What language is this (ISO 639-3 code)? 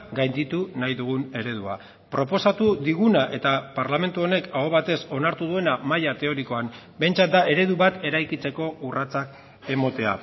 eus